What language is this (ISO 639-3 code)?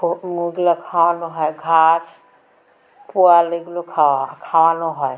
ben